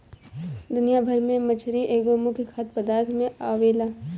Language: Bhojpuri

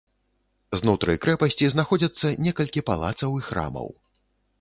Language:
Belarusian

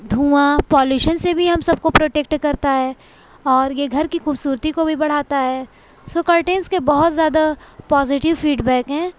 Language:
Urdu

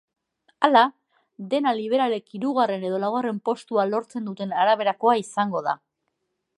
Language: Basque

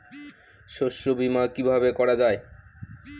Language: Bangla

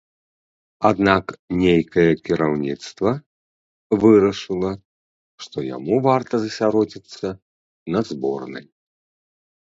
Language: Belarusian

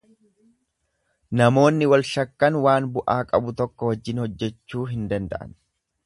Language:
Oromo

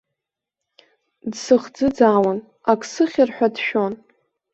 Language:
Abkhazian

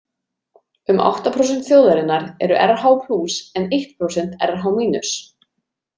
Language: Icelandic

